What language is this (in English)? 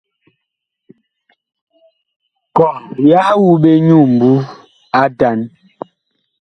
Bakoko